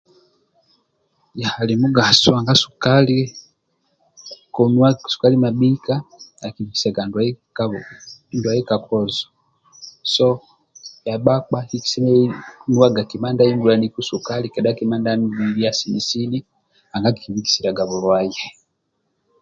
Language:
Amba (Uganda)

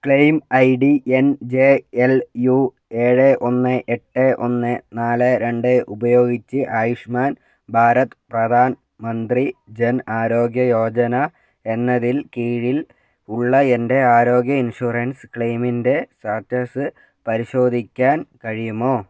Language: Malayalam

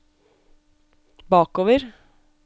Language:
Norwegian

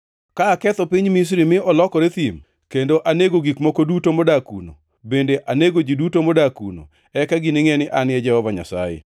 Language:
Luo (Kenya and Tanzania)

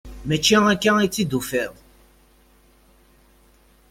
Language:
Kabyle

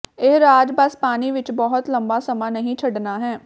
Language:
Punjabi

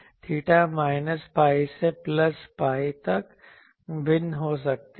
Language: Hindi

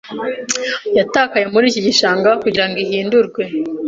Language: Kinyarwanda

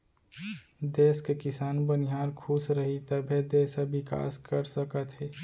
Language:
Chhattisgarhi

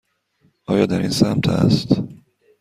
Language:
Persian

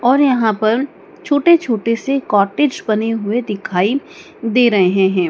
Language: Hindi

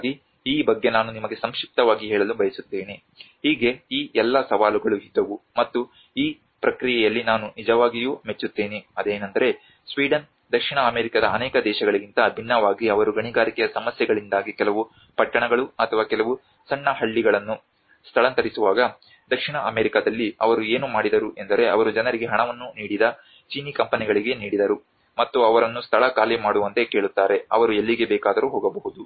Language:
Kannada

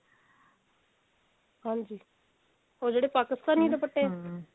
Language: Punjabi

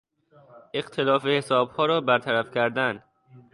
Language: Persian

